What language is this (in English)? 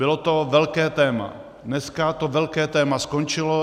Czech